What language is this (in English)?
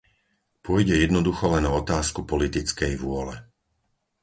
Slovak